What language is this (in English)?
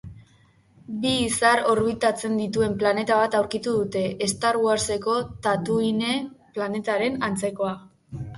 Basque